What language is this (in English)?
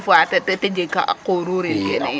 Serer